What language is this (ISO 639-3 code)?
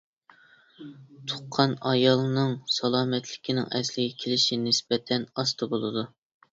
uig